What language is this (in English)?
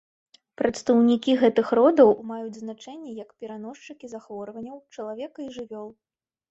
Belarusian